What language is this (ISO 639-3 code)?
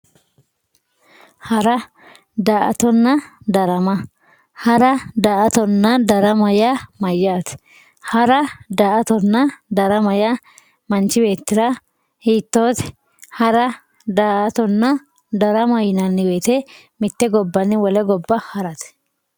sid